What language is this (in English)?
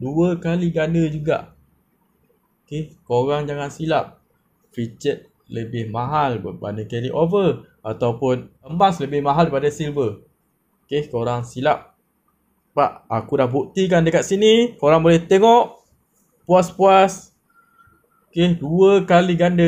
Malay